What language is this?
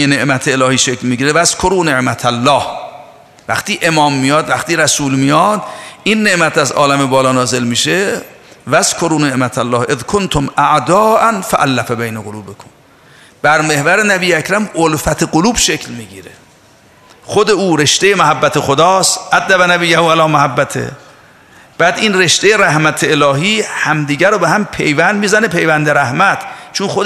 Persian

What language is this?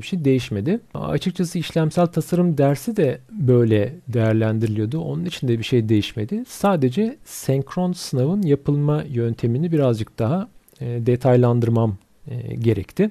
Turkish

